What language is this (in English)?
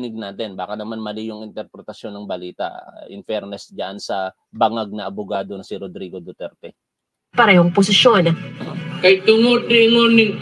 Filipino